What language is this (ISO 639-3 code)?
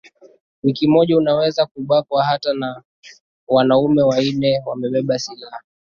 swa